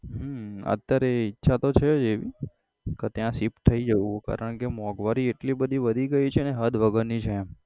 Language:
Gujarati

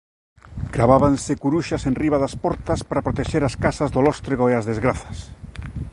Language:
Galician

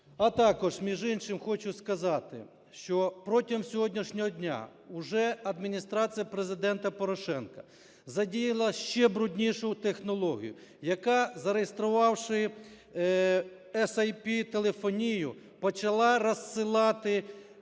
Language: Ukrainian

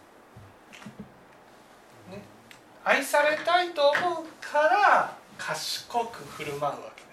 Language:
Japanese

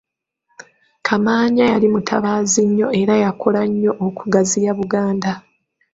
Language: Ganda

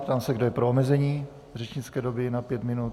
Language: Czech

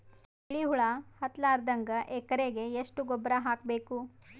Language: Kannada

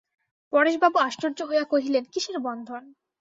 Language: Bangla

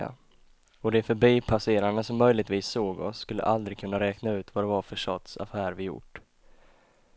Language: Swedish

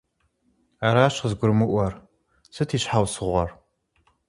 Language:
Kabardian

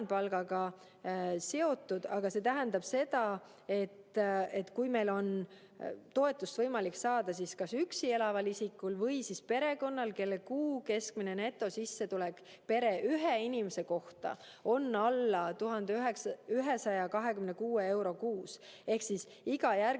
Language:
Estonian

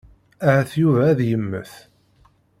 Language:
Kabyle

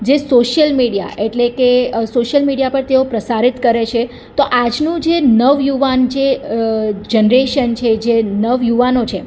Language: Gujarati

